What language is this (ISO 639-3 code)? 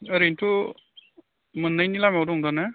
brx